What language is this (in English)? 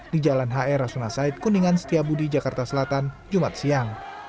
Indonesian